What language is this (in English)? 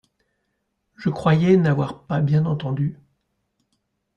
French